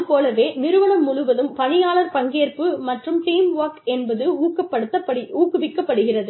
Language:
Tamil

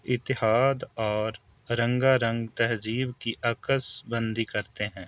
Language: Urdu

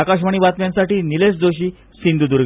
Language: Marathi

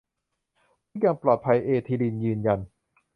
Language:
Thai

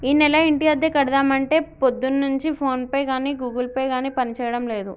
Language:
Telugu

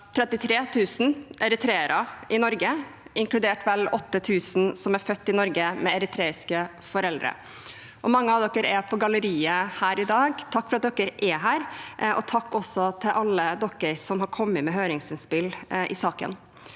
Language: Norwegian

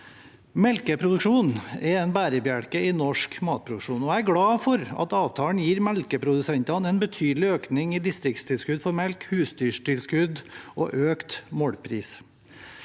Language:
Norwegian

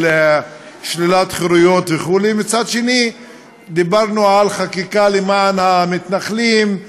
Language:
Hebrew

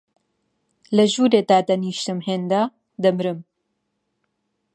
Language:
Central Kurdish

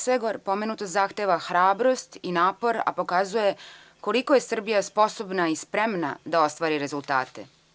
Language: Serbian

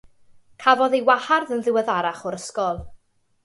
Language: Welsh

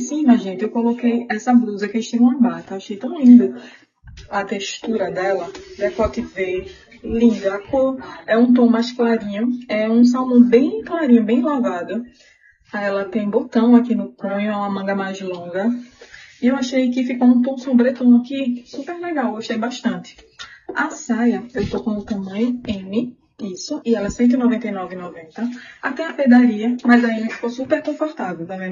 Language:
Portuguese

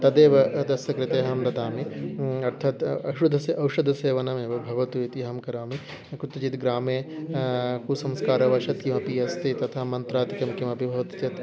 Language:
Sanskrit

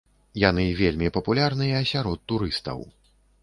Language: Belarusian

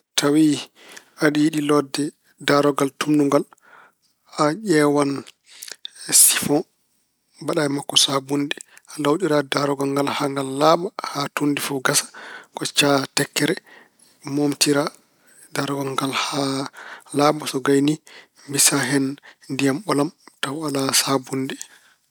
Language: Fula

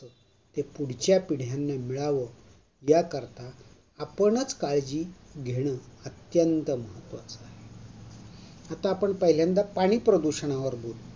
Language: Marathi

